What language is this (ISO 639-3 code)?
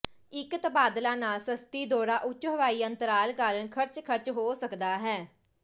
pan